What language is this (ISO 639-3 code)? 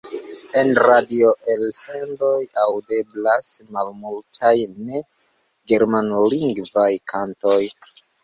epo